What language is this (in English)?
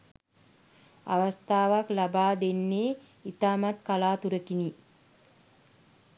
Sinhala